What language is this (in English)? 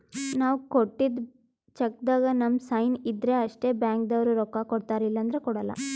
Kannada